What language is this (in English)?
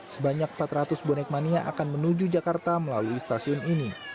Indonesian